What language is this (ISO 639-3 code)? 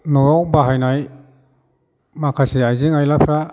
brx